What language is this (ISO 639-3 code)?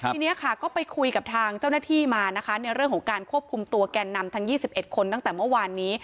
tha